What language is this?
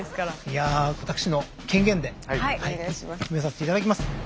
Japanese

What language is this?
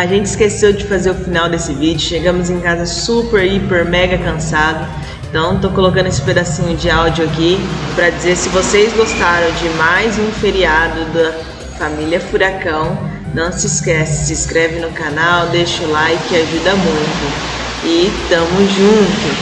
Portuguese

